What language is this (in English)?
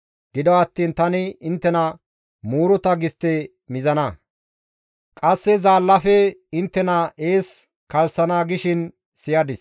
Gamo